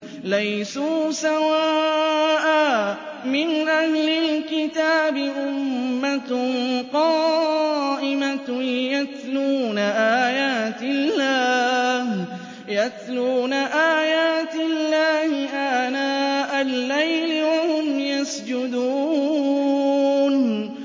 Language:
Arabic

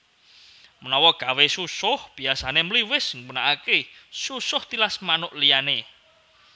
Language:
Javanese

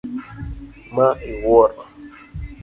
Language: Luo (Kenya and Tanzania)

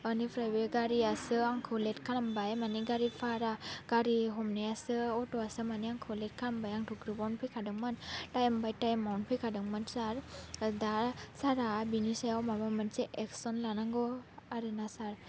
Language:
Bodo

